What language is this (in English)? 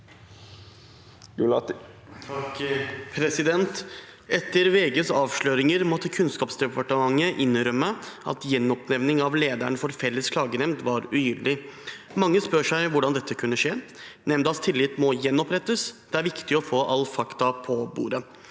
Norwegian